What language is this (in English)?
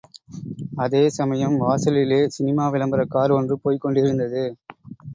Tamil